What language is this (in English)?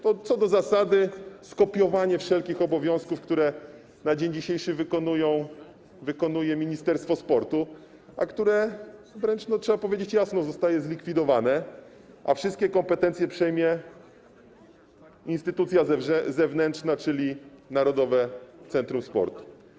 Polish